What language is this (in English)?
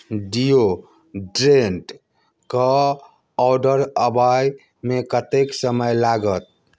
Maithili